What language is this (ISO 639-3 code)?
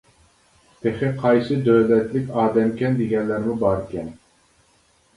uig